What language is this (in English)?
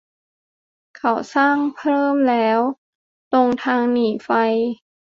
Thai